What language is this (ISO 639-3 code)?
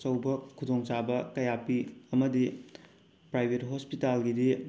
mni